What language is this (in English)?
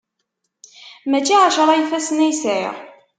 Kabyle